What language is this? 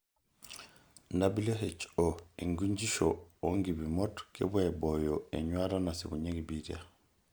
Masai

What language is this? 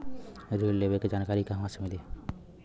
Bhojpuri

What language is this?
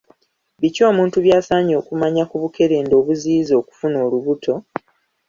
Ganda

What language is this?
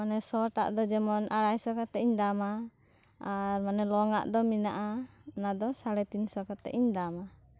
Santali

